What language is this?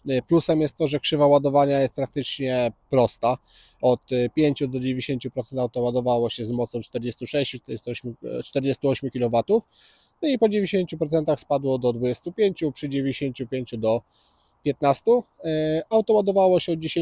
Polish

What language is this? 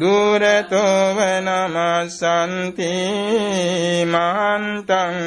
Vietnamese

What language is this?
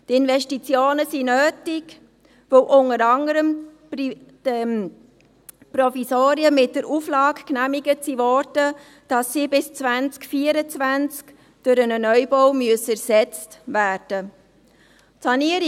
Swiss German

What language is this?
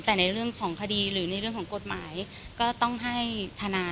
Thai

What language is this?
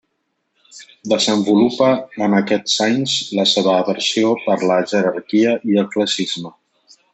Catalan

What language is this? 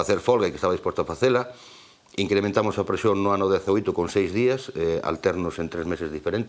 Italian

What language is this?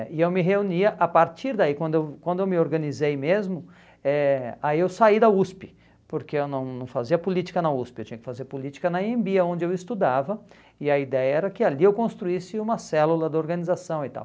Portuguese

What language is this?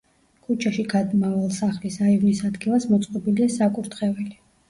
Georgian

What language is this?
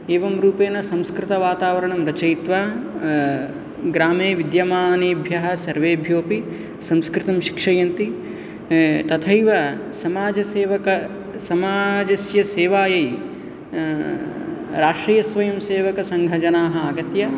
Sanskrit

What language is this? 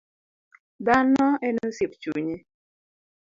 Luo (Kenya and Tanzania)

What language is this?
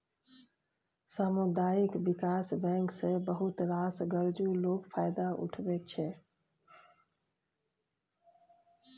Maithili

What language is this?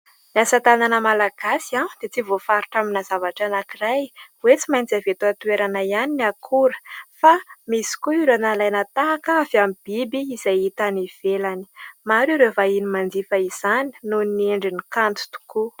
Malagasy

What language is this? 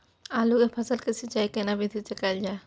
Maithili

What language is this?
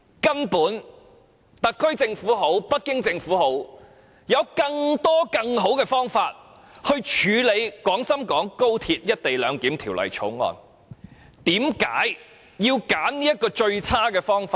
Cantonese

